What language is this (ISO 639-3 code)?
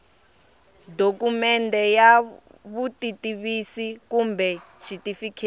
tso